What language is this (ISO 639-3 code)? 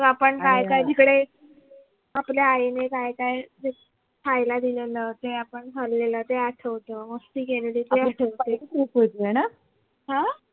mar